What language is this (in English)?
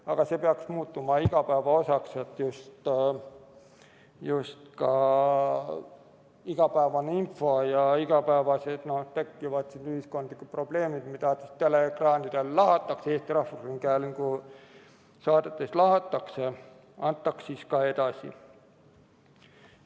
Estonian